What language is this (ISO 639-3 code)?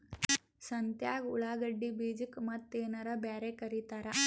kan